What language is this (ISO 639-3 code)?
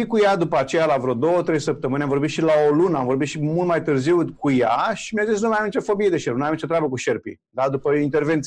ron